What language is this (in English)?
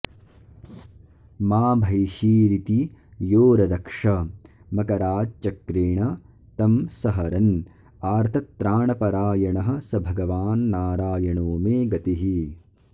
Sanskrit